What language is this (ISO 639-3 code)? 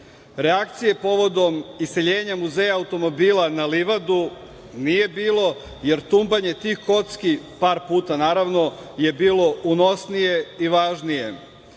srp